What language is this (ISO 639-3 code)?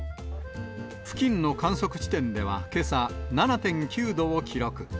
jpn